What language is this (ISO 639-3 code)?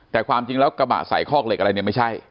tha